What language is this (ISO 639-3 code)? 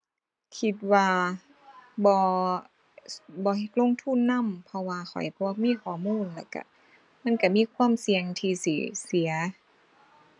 tha